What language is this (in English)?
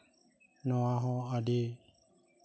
Santali